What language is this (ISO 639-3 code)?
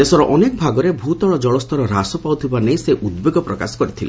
ori